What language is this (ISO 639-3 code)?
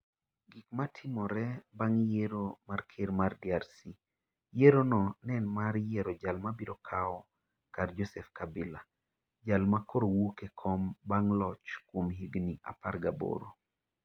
luo